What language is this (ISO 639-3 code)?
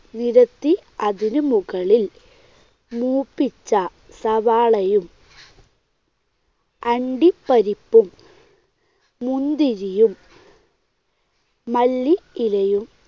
mal